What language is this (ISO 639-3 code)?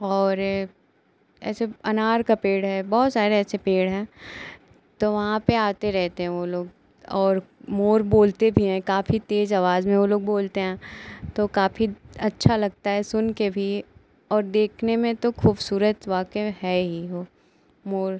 hin